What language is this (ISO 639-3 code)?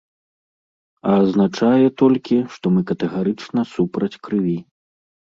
bel